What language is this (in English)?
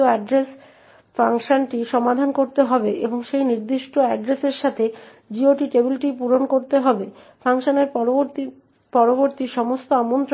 Bangla